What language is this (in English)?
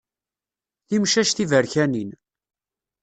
Kabyle